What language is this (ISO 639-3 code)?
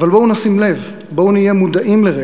heb